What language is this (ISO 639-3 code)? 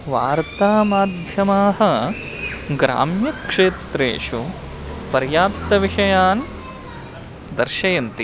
san